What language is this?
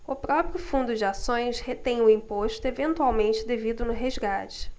Portuguese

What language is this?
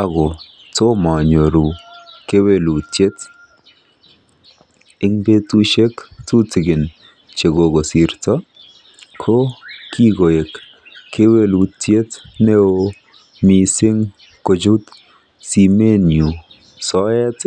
Kalenjin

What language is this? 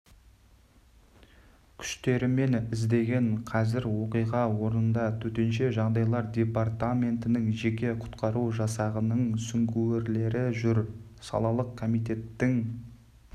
Kazakh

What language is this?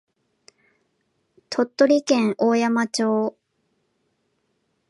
Japanese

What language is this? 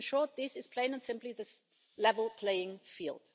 English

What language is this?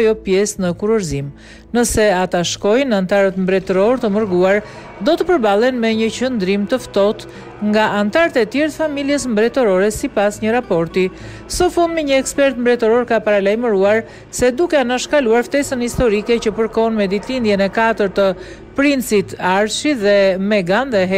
Romanian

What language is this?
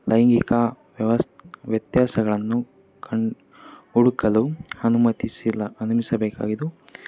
Kannada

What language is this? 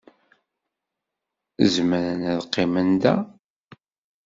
Kabyle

